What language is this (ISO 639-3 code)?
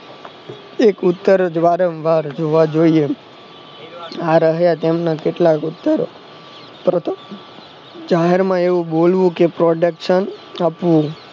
guj